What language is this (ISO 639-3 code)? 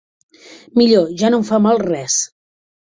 cat